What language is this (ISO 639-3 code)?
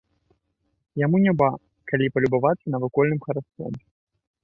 bel